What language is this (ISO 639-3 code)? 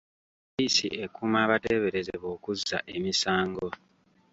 lug